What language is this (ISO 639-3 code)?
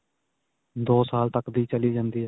pan